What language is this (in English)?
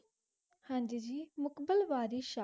Punjabi